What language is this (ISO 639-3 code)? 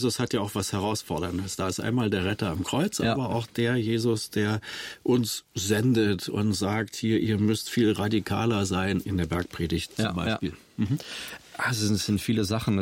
deu